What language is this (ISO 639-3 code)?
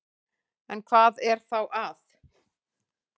isl